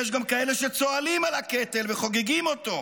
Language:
Hebrew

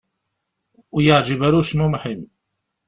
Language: Kabyle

